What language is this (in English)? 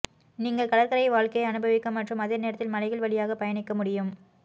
Tamil